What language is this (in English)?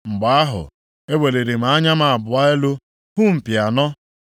Igbo